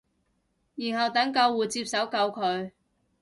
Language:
Cantonese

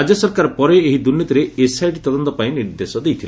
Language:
Odia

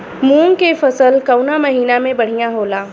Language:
Bhojpuri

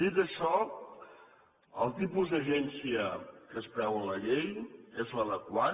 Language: Catalan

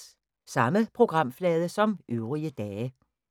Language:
Danish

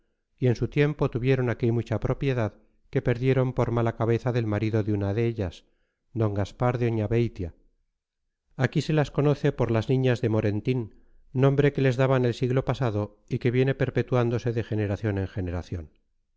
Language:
Spanish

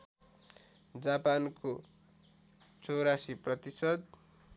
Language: Nepali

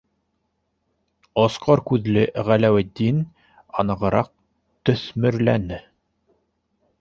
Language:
Bashkir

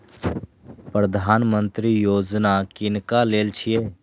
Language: Maithili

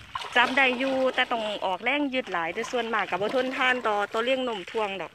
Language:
Thai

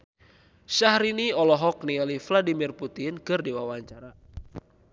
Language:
Sundanese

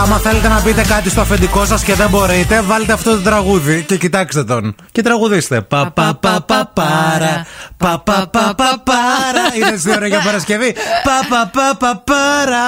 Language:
Greek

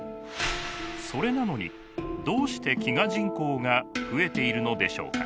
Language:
Japanese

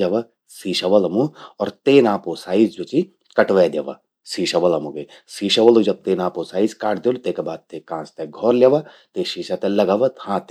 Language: Garhwali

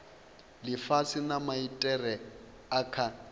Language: Venda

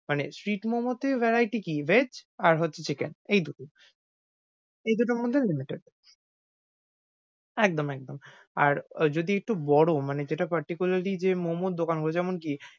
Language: Bangla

